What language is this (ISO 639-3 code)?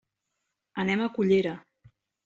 cat